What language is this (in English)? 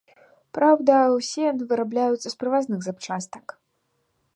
Belarusian